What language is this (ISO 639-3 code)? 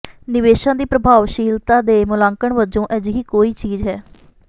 pan